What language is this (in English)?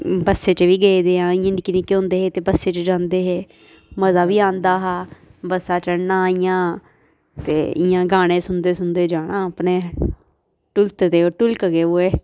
Dogri